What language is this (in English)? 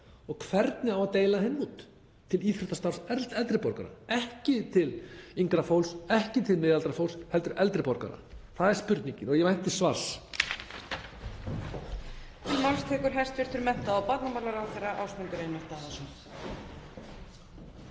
Icelandic